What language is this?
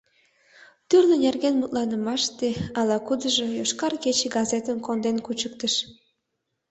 Mari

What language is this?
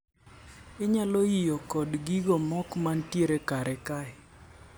Luo (Kenya and Tanzania)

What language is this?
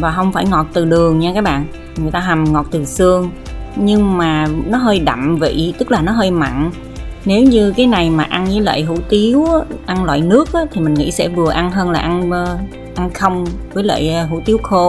Vietnamese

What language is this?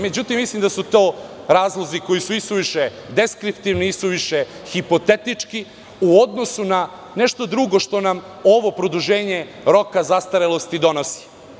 Serbian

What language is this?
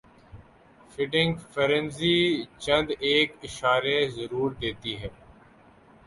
Urdu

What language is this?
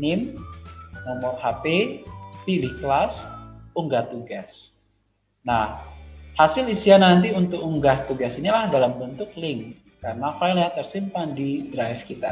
Indonesian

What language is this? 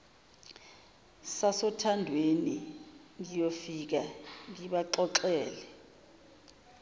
Zulu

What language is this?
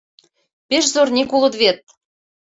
Mari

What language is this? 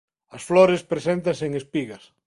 Galician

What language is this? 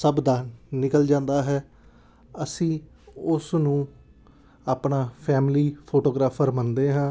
Punjabi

